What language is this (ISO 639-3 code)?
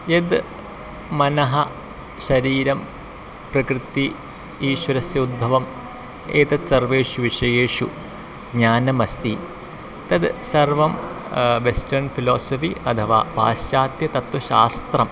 san